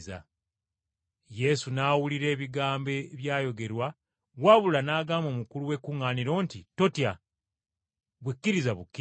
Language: Ganda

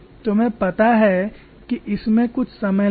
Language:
Hindi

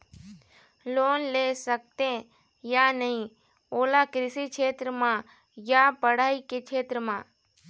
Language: Chhattisgarhi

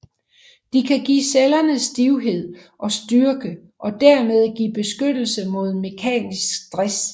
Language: Danish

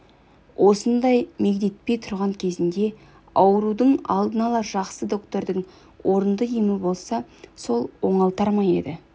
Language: Kazakh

